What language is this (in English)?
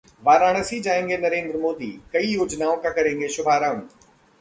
Hindi